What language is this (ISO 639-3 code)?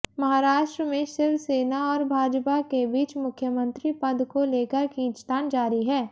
hin